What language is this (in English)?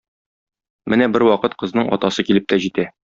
Tatar